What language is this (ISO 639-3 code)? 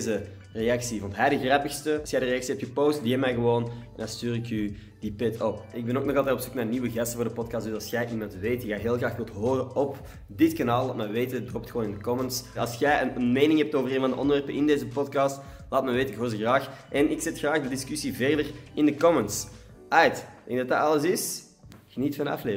nld